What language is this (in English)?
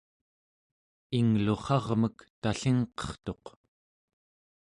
Central Yupik